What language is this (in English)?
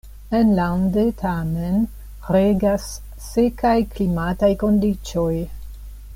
Esperanto